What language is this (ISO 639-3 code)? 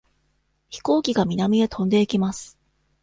jpn